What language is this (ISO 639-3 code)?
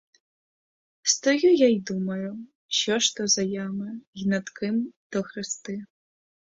ukr